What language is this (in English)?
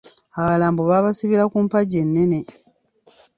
Ganda